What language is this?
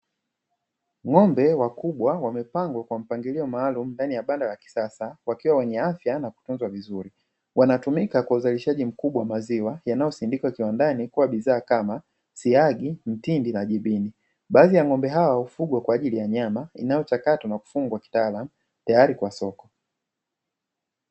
Swahili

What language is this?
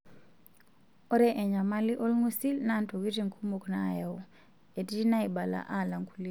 Masai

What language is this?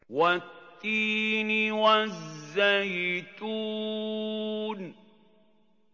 Arabic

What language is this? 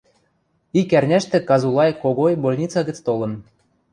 Western Mari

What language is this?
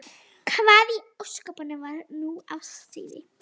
Icelandic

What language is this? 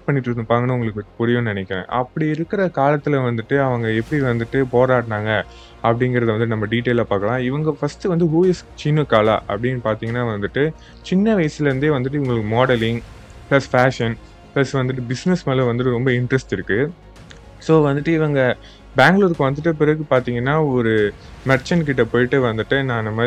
Tamil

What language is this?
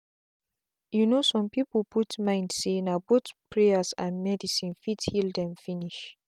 Nigerian Pidgin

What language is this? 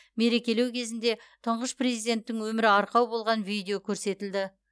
Kazakh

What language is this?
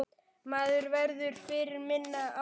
Icelandic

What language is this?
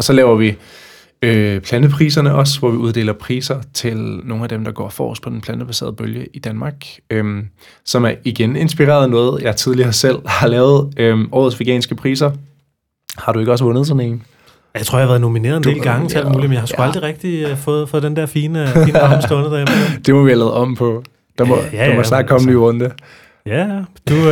Danish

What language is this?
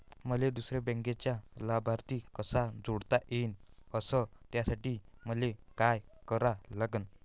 Marathi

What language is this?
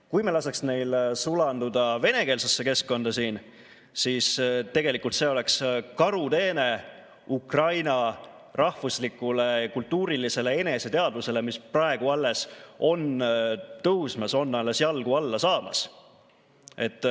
Estonian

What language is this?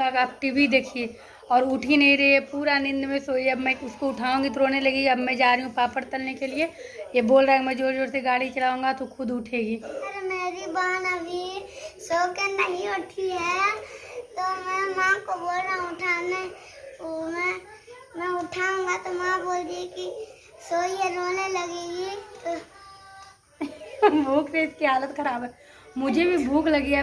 Hindi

